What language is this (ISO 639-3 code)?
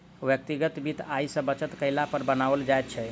mai